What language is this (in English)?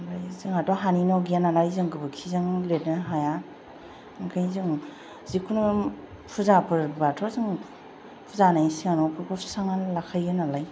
Bodo